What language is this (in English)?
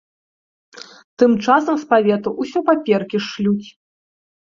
Belarusian